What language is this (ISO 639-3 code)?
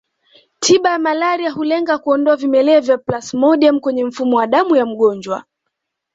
swa